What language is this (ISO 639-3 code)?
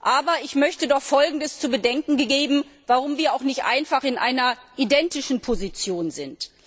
deu